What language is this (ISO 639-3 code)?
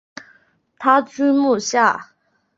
zho